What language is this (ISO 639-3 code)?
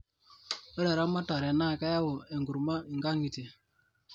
mas